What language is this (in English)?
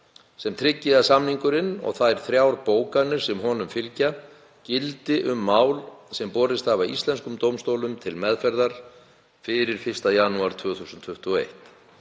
Icelandic